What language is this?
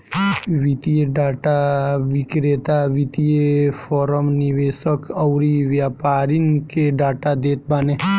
Bhojpuri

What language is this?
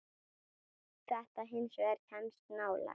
Icelandic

